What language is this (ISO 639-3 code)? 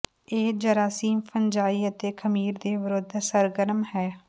pan